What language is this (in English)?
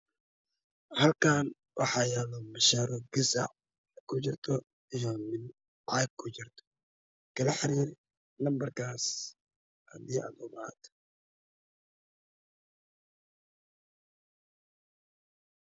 Somali